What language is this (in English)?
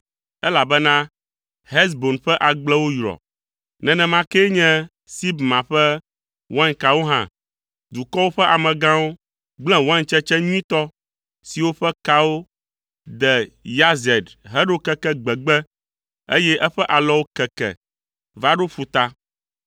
Ewe